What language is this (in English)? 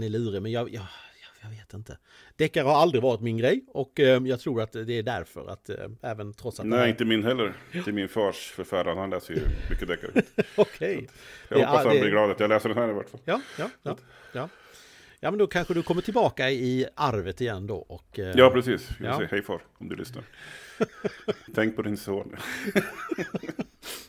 Swedish